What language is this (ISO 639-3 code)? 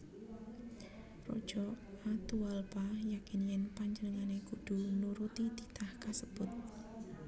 jav